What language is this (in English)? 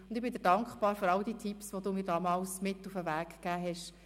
Swiss German